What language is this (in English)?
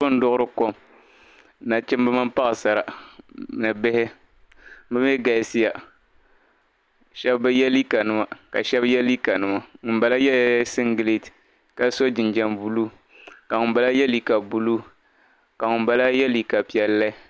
Dagbani